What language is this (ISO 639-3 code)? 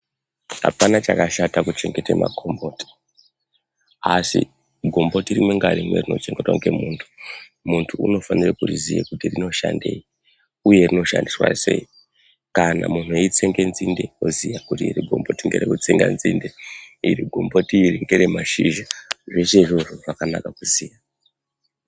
ndc